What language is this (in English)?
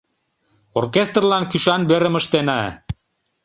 Mari